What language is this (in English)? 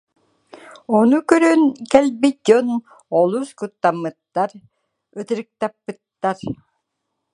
Yakut